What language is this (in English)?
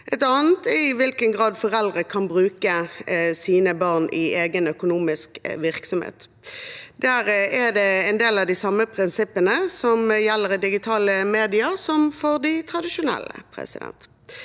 Norwegian